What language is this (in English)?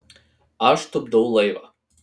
Lithuanian